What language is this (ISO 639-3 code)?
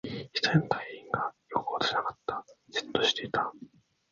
jpn